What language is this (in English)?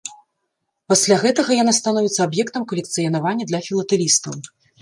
Belarusian